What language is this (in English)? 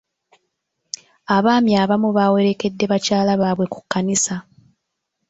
Ganda